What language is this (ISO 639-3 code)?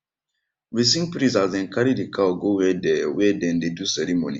pcm